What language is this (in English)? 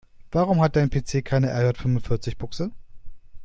German